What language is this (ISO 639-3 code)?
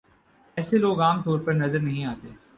urd